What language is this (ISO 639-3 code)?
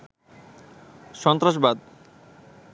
ben